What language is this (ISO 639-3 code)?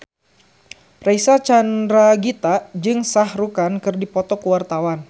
sun